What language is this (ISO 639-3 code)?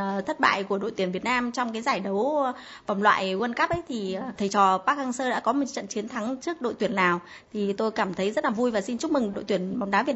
vie